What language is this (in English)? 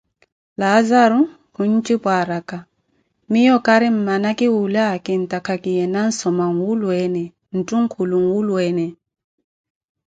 Koti